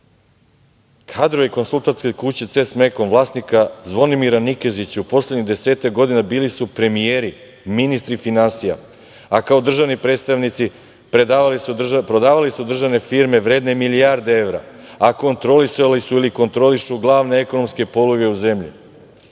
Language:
Serbian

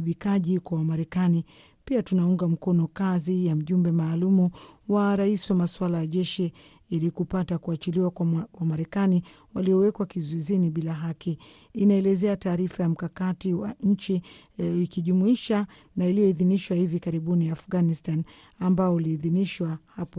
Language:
Swahili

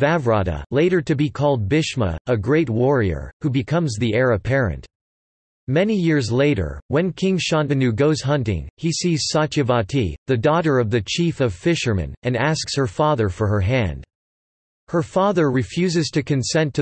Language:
English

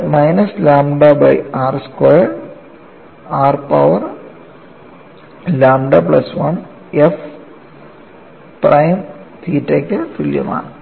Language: Malayalam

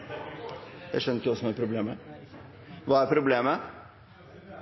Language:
Norwegian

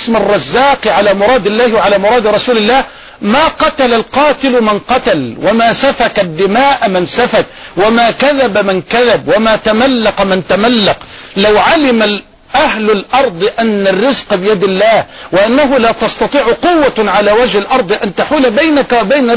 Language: Arabic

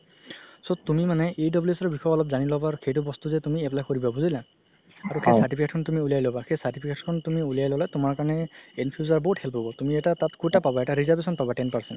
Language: Assamese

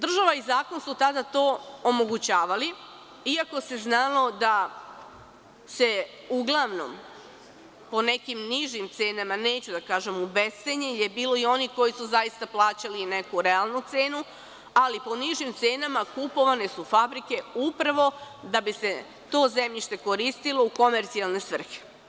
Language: Serbian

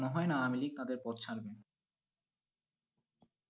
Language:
Bangla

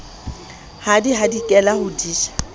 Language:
Southern Sotho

